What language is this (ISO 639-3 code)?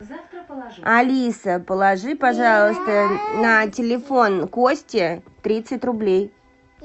rus